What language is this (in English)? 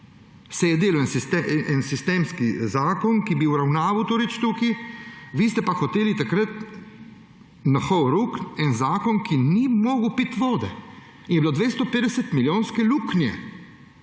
Slovenian